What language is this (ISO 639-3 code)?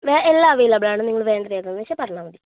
mal